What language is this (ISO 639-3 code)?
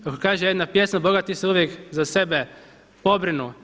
hrv